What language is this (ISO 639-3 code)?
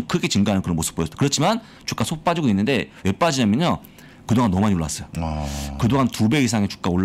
kor